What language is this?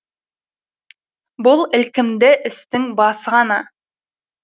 Kazakh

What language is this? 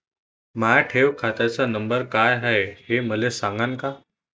Marathi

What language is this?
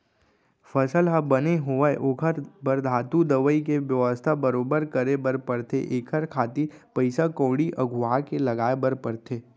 Chhattisgarhi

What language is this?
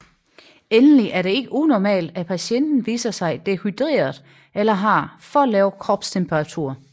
Danish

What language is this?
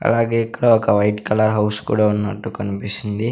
Telugu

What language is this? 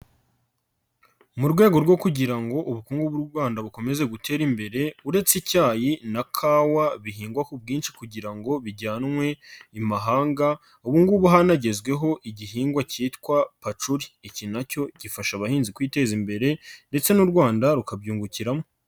Kinyarwanda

